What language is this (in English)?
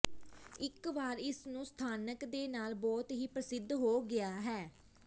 Punjabi